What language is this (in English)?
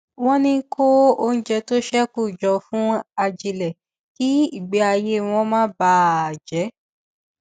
Yoruba